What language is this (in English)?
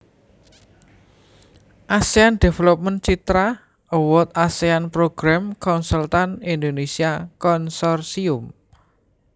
Javanese